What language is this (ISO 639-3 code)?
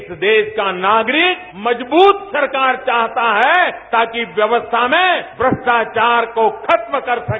hin